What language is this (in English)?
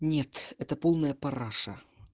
Russian